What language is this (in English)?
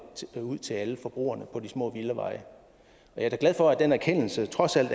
Danish